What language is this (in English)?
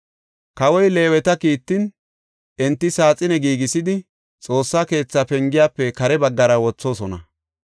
Gofa